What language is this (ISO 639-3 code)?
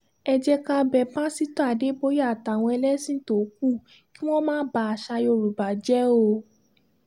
yor